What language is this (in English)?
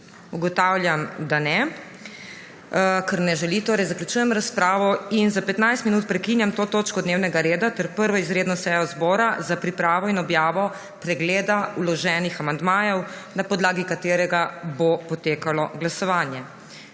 Slovenian